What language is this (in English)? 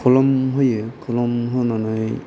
Bodo